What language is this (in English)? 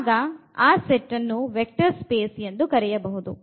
Kannada